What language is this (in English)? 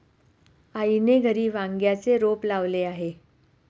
Marathi